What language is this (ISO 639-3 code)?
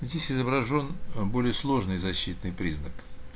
rus